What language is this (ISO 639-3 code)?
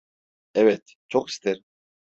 tur